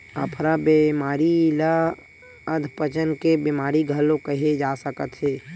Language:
Chhattisgarhi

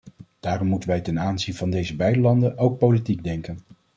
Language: Dutch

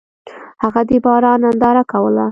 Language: Pashto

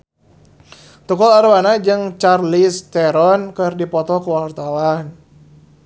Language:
Sundanese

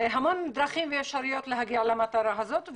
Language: Hebrew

